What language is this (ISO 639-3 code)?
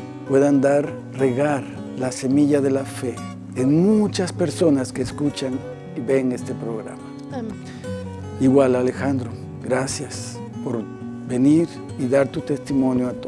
spa